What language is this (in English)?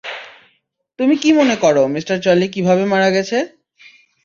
Bangla